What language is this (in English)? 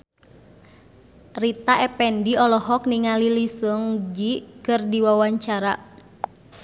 Sundanese